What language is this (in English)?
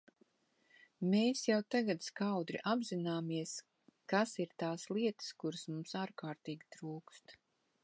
Latvian